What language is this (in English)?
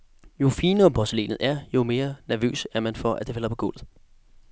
Danish